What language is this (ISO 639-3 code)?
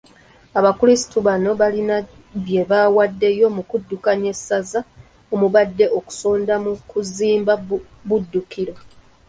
lug